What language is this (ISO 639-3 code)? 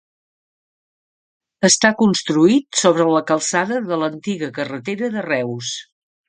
cat